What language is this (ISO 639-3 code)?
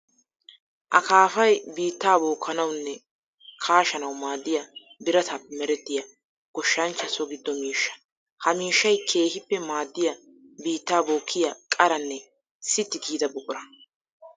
wal